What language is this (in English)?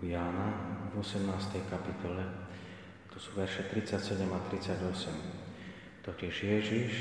Slovak